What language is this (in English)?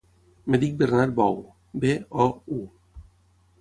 Catalan